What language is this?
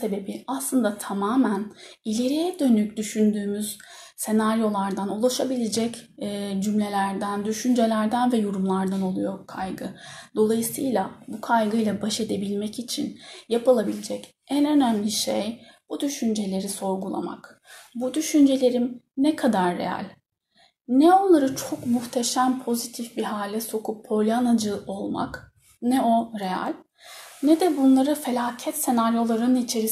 Turkish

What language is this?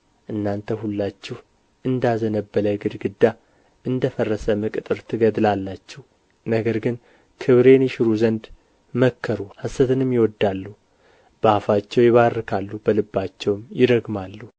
Amharic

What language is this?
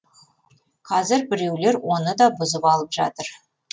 Kazakh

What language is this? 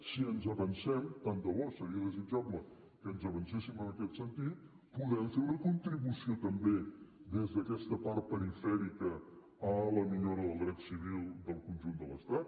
Catalan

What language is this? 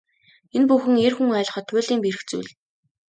Mongolian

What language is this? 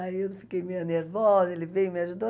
Portuguese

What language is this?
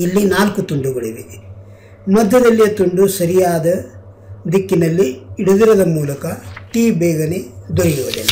Kannada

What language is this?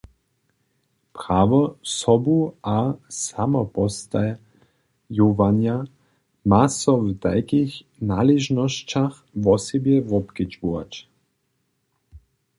Upper Sorbian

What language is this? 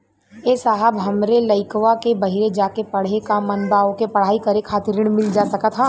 Bhojpuri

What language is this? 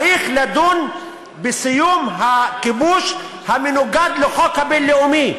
Hebrew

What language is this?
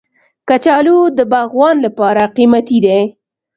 Pashto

